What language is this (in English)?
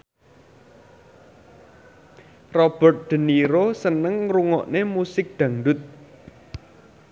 Javanese